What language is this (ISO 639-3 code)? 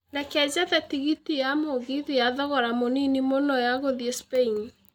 kik